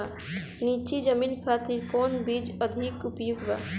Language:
Bhojpuri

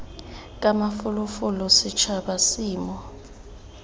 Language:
Tswana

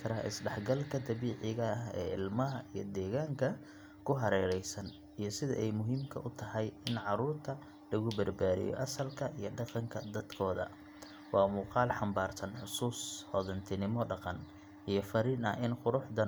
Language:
Somali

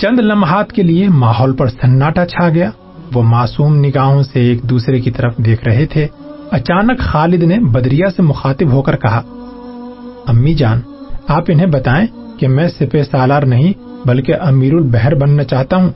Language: Urdu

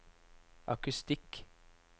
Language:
Norwegian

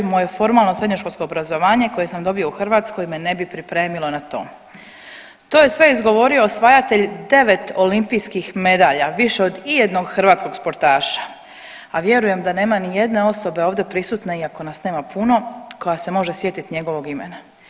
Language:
Croatian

